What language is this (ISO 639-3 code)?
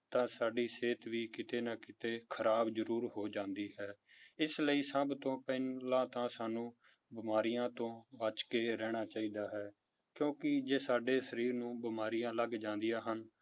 pan